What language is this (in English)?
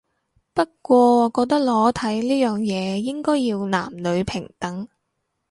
Cantonese